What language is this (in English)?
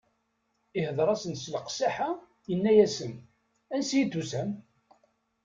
Kabyle